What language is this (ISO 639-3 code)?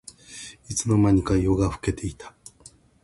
jpn